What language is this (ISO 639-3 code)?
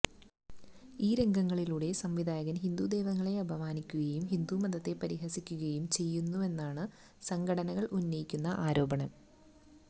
mal